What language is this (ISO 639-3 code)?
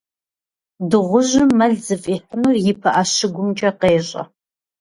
kbd